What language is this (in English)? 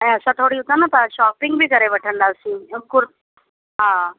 Sindhi